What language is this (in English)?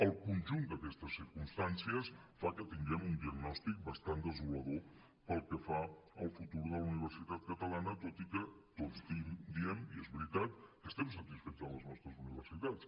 Catalan